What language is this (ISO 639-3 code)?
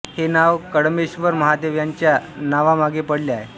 mar